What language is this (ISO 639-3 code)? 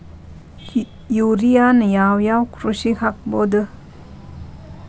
kan